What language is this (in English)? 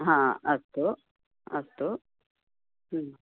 Sanskrit